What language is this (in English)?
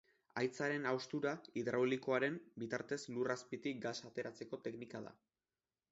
Basque